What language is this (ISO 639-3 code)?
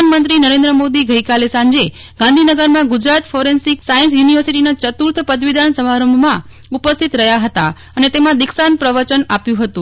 guj